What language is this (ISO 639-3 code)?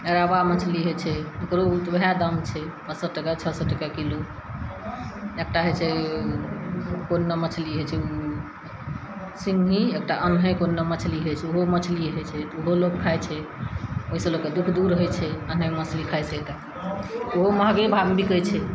mai